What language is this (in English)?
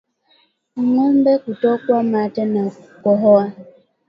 Swahili